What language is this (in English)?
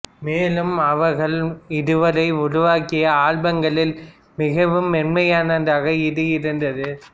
Tamil